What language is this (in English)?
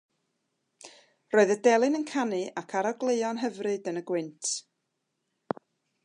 Welsh